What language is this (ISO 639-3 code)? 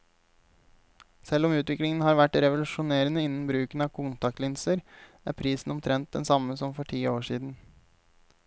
nor